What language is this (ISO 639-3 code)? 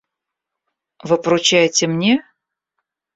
rus